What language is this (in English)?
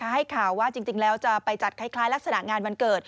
Thai